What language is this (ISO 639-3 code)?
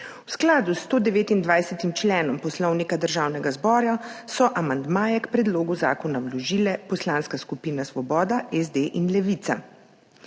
slv